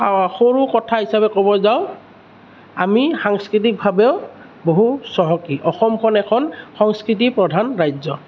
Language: Assamese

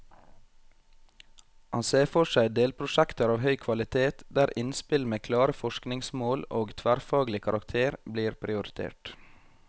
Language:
Norwegian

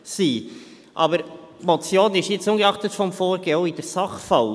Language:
Swiss German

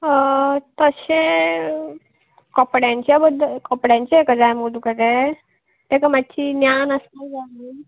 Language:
Konkani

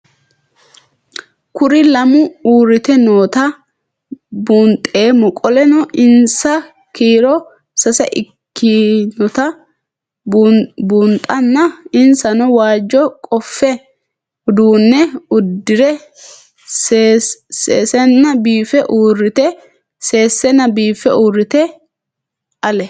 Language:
Sidamo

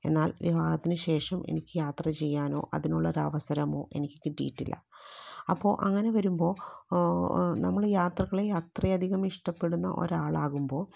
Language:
Malayalam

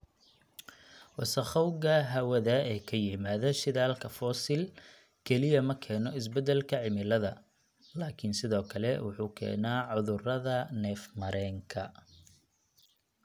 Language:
Somali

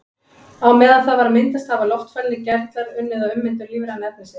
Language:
Icelandic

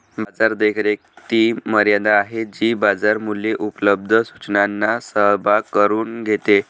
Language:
Marathi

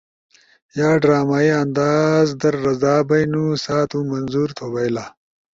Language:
Ushojo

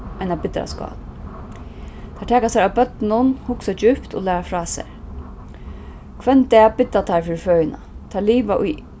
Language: Faroese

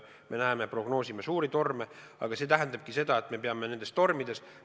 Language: Estonian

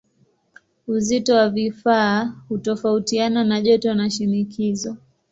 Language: Swahili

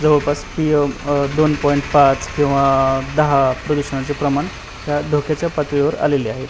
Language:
Marathi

